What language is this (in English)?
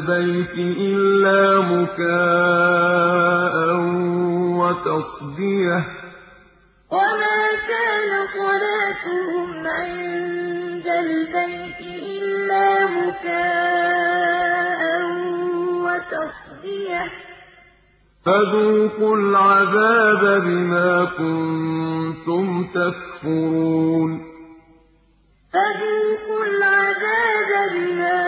Arabic